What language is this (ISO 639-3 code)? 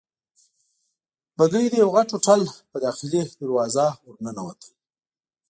pus